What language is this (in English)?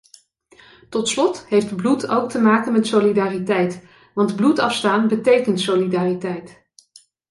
Dutch